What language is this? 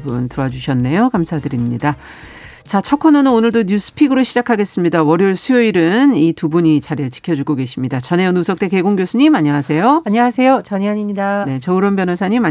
Korean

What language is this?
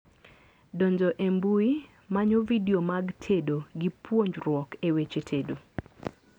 Luo (Kenya and Tanzania)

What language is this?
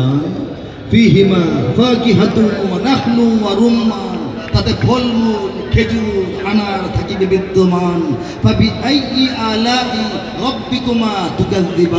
Arabic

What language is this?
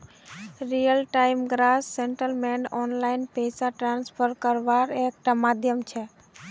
Magahi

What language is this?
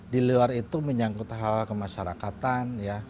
Indonesian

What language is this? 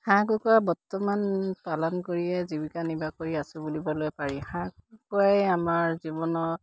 Assamese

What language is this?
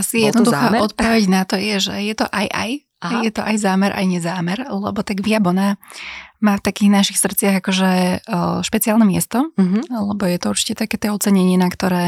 Slovak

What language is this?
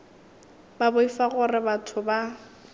Northern Sotho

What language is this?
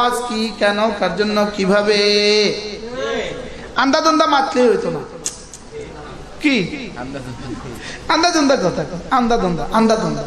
Bangla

